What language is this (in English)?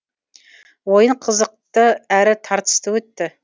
Kazakh